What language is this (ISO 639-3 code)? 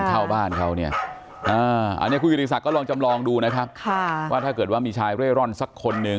tha